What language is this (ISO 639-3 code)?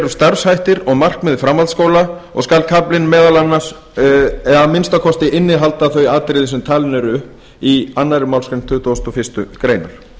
isl